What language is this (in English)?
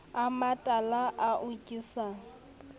Southern Sotho